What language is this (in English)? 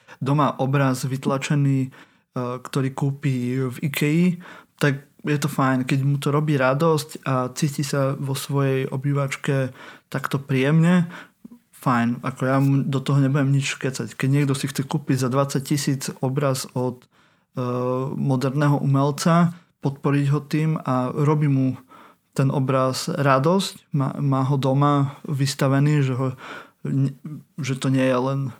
Slovak